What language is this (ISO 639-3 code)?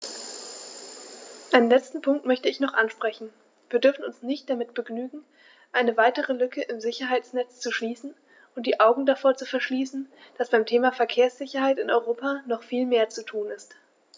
deu